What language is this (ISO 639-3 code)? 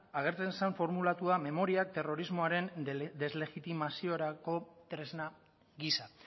eus